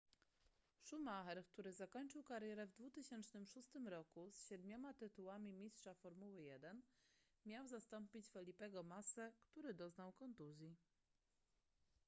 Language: Polish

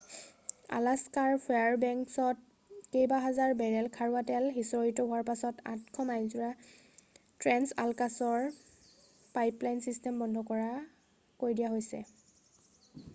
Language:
Assamese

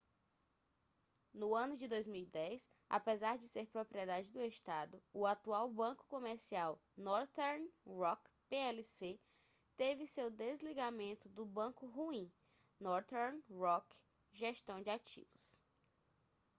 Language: Portuguese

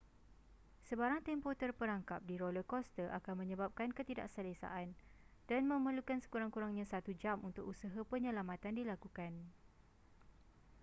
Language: Malay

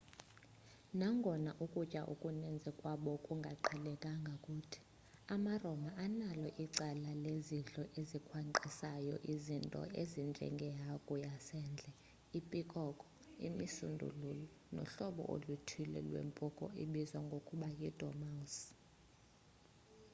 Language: Xhosa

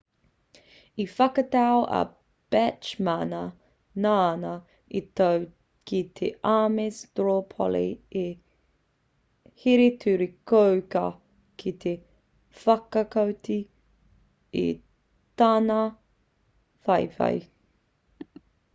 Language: Māori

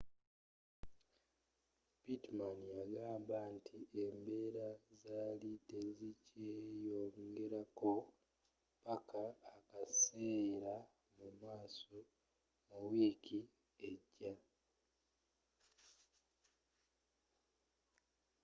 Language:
Ganda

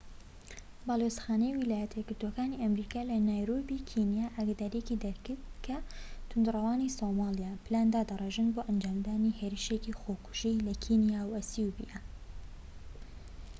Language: Central Kurdish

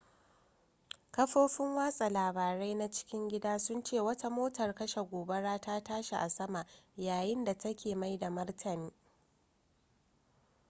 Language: Hausa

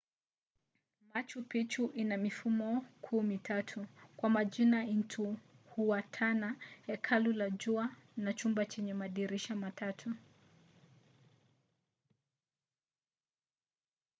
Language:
Swahili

